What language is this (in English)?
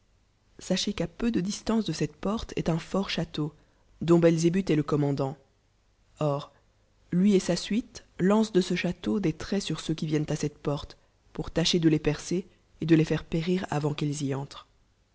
French